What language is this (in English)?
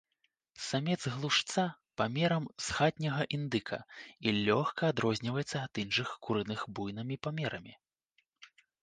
Belarusian